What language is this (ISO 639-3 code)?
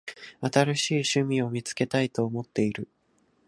jpn